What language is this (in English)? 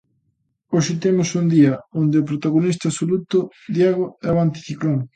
Galician